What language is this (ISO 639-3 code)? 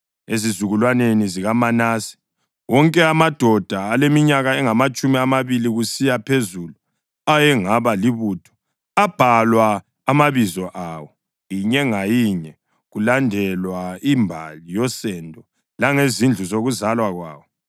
nde